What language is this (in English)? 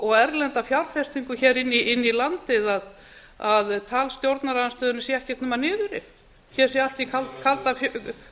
Icelandic